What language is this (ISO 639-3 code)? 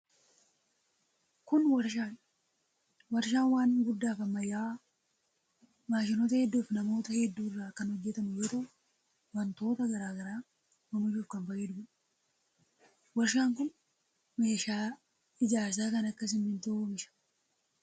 orm